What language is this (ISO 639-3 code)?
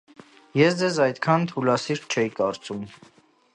hye